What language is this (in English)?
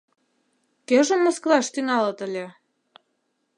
Mari